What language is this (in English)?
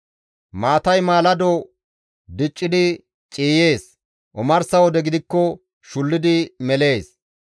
Gamo